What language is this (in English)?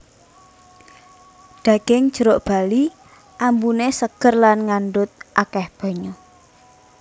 Javanese